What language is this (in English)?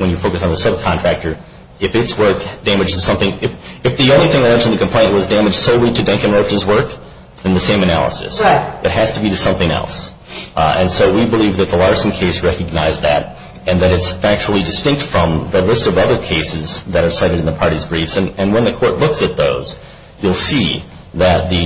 English